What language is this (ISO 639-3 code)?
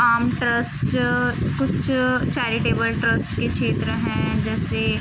urd